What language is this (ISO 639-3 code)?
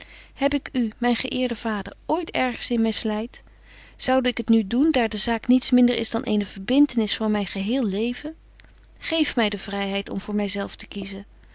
nld